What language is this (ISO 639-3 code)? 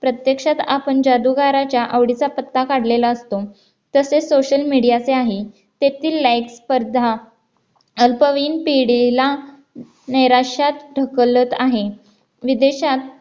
mar